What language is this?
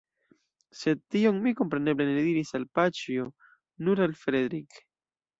Esperanto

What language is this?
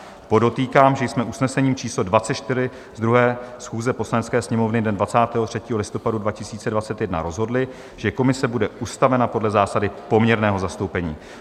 Czech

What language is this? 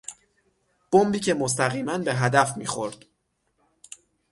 Persian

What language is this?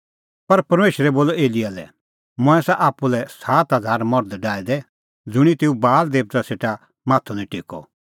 Kullu Pahari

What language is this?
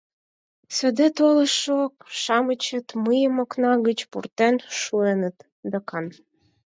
Mari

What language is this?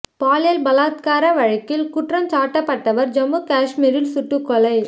Tamil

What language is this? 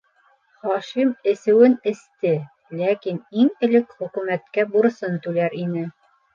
Bashkir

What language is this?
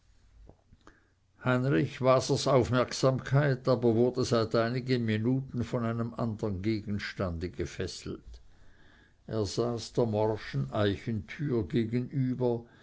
German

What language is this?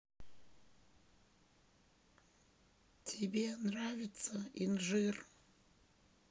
Russian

